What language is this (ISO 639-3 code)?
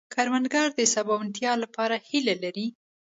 pus